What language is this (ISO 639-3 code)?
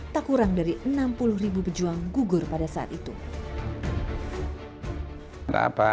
ind